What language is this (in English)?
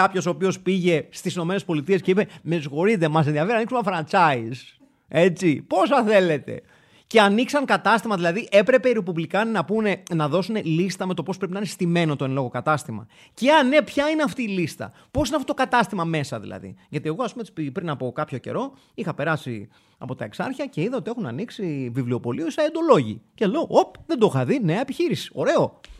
Greek